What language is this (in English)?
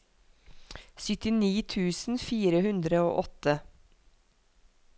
Norwegian